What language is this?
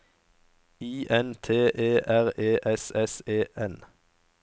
Norwegian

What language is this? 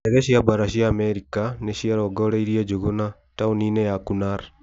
Kikuyu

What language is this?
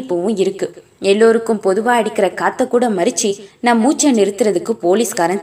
Tamil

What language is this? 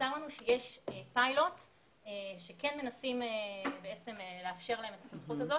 Hebrew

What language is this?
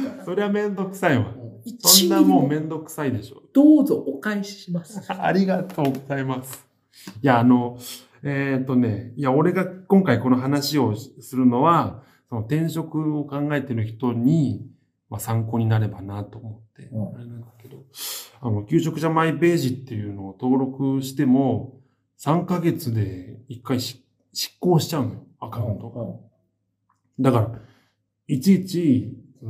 Japanese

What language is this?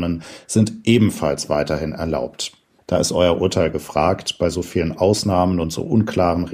German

